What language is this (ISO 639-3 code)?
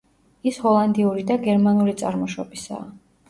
kat